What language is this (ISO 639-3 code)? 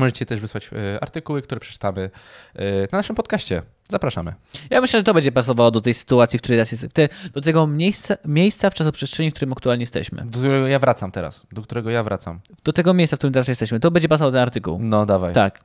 pol